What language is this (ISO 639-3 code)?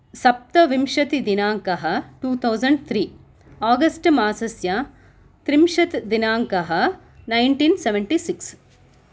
san